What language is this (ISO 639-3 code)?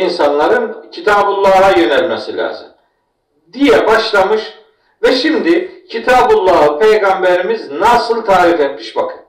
tur